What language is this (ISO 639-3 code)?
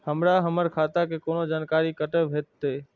mai